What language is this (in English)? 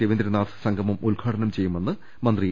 Malayalam